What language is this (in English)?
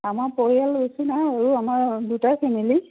Assamese